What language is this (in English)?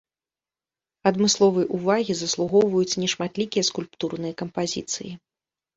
Belarusian